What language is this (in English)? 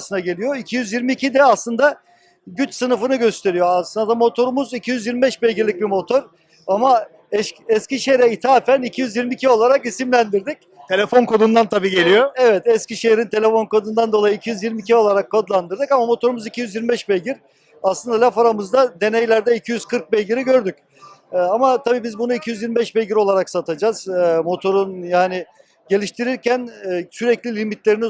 Turkish